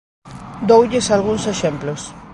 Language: Galician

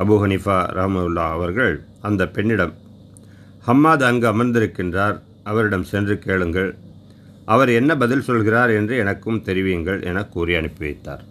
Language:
Tamil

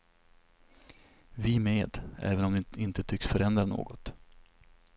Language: Swedish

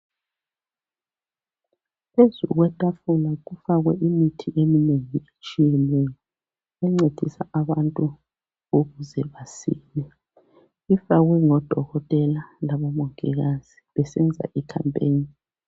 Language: North Ndebele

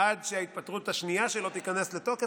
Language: Hebrew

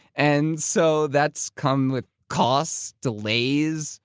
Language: English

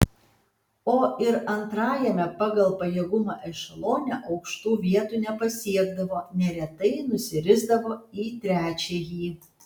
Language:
Lithuanian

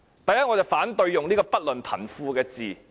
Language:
Cantonese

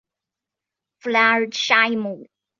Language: Chinese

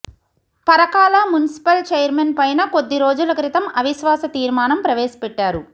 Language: Telugu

